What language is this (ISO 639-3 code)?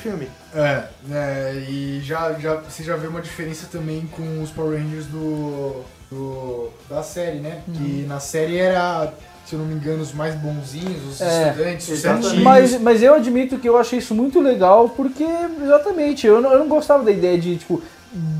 por